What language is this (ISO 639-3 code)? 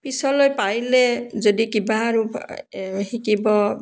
asm